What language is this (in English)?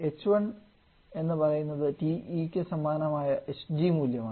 Malayalam